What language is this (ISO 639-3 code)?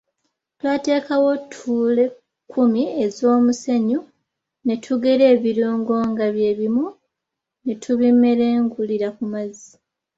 lug